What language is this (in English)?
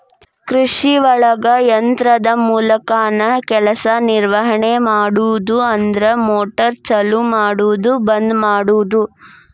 Kannada